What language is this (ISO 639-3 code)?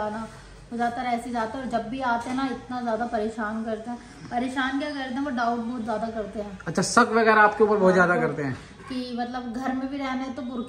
hin